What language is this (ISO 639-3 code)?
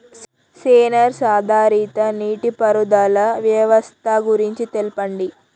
tel